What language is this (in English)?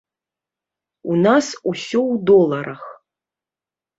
Belarusian